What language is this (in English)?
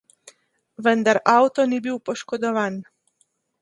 Slovenian